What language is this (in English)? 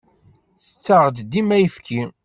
Kabyle